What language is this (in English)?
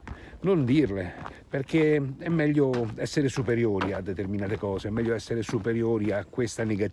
Italian